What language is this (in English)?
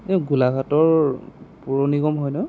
Assamese